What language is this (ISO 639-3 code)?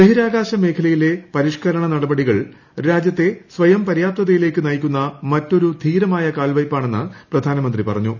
mal